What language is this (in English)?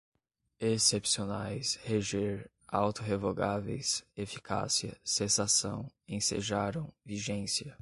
Portuguese